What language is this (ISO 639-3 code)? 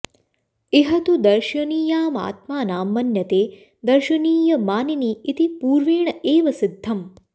san